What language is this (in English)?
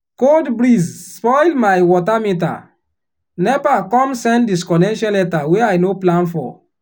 Nigerian Pidgin